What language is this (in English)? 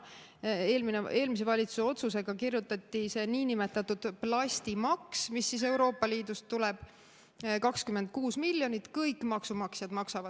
Estonian